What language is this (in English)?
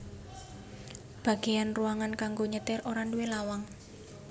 Javanese